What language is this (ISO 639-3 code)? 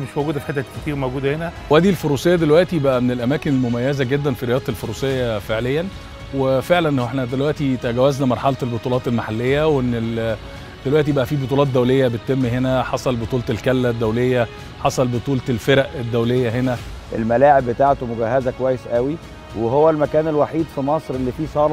ara